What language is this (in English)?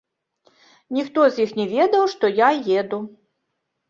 Belarusian